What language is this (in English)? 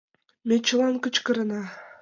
Mari